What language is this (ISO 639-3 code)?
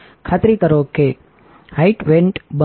guj